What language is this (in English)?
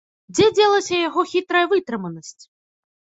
Belarusian